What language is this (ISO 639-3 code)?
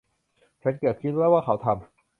tha